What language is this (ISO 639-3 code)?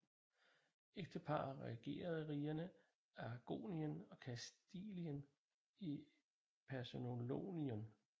dan